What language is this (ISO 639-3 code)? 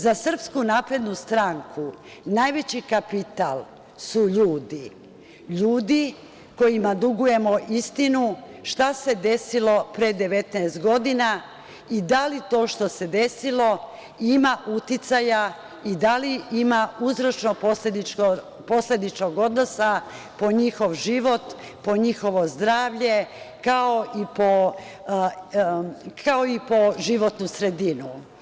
srp